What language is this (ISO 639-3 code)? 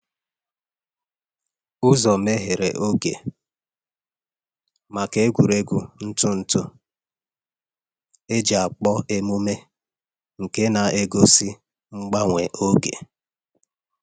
ibo